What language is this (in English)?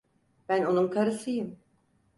Turkish